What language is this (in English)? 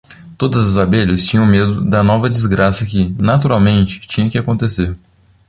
Portuguese